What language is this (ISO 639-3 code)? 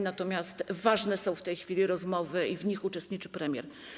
pol